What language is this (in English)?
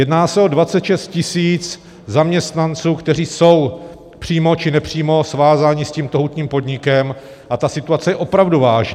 Czech